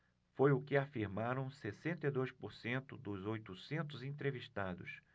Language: Portuguese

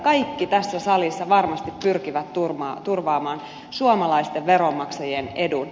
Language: Finnish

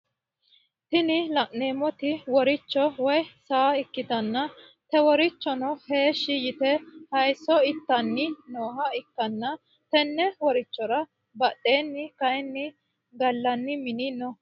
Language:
Sidamo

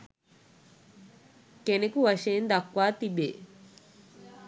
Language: Sinhala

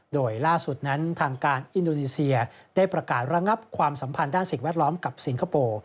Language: Thai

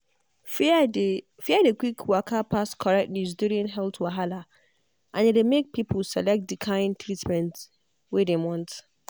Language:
Nigerian Pidgin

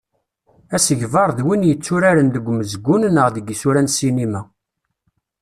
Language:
Kabyle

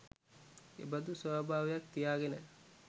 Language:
Sinhala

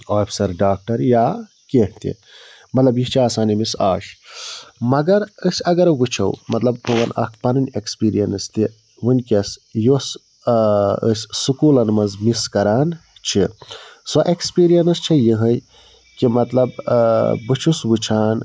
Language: Kashmiri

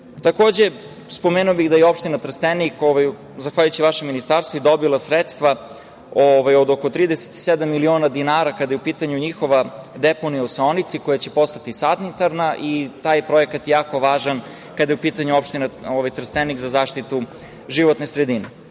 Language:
Serbian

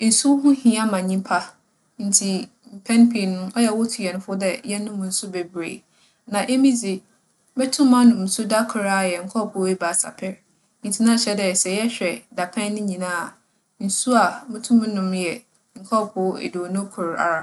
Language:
Akan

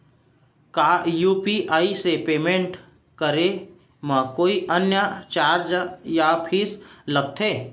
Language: Chhattisgarhi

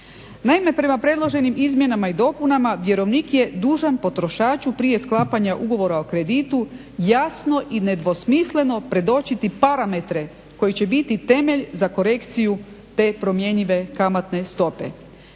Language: Croatian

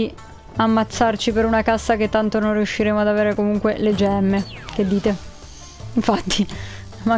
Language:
Italian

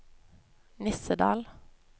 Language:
Norwegian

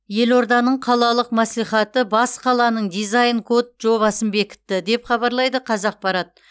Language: Kazakh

